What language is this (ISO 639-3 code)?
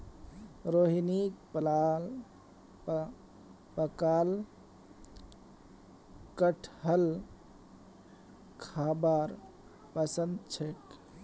mag